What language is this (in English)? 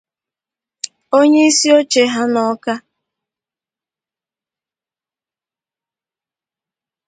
Igbo